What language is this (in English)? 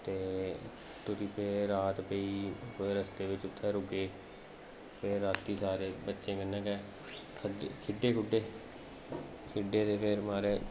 Dogri